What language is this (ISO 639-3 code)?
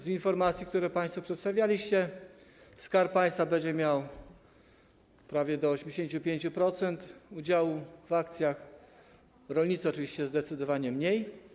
pol